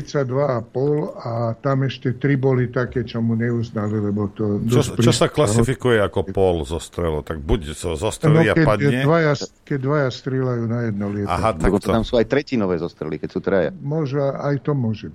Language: Slovak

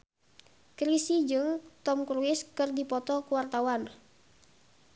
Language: Sundanese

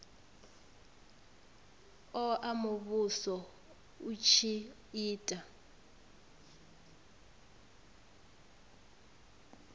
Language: Venda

